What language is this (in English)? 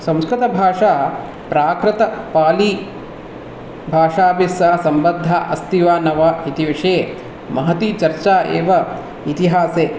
Sanskrit